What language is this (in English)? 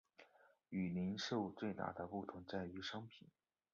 Chinese